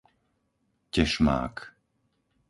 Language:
Slovak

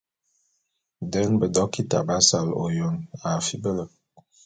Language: Bulu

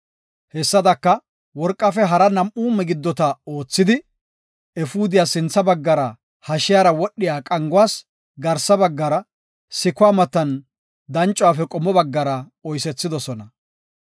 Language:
Gofa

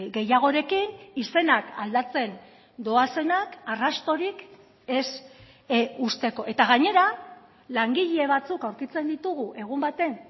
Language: Basque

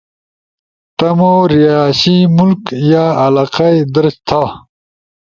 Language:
Ushojo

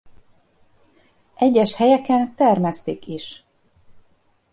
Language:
Hungarian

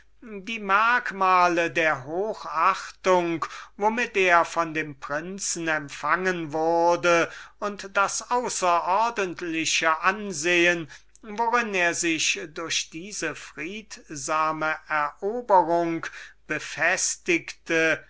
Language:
German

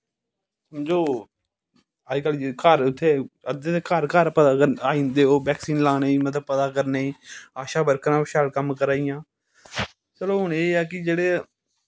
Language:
Dogri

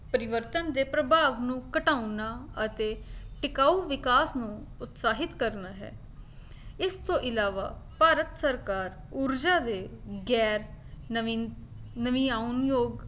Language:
Punjabi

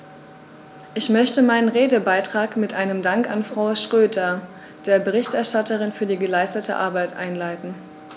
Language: German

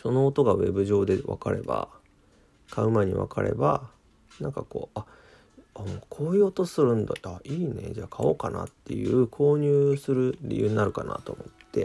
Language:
Japanese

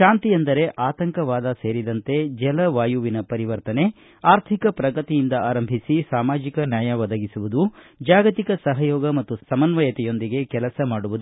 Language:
Kannada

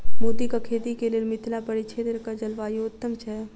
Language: Maithili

